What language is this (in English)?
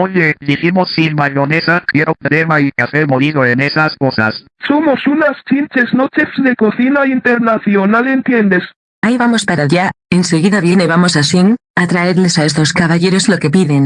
Spanish